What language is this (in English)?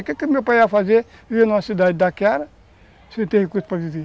Portuguese